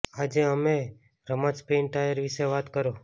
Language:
Gujarati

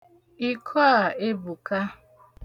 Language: Igbo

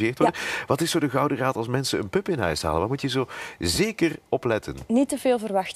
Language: Dutch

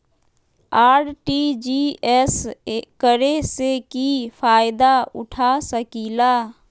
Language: Magahi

